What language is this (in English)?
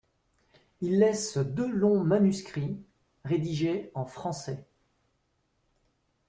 French